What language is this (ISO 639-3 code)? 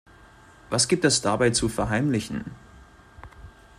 deu